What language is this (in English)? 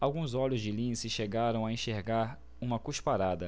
Portuguese